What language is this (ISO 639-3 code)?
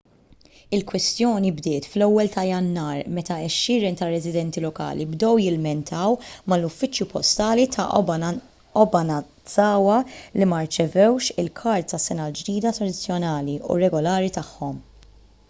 mlt